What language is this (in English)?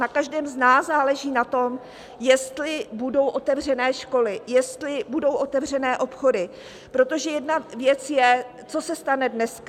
Czech